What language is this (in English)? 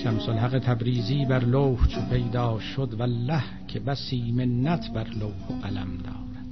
Persian